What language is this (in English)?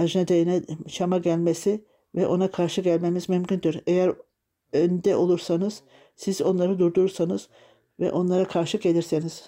Turkish